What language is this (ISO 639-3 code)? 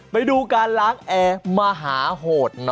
tha